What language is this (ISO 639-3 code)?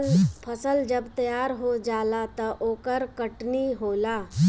bho